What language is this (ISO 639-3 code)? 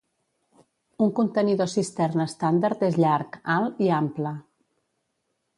cat